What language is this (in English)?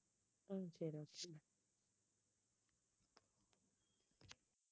Tamil